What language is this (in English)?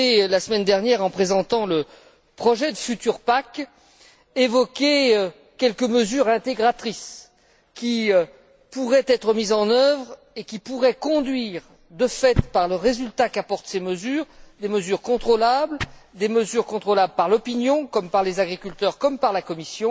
French